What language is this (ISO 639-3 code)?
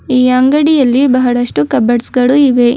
kan